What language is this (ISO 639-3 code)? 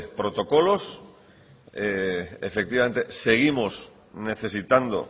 spa